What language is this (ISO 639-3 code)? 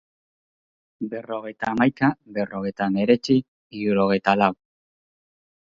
eus